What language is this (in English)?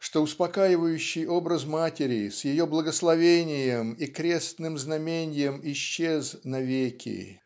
Russian